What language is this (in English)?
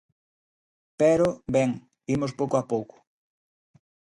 Galician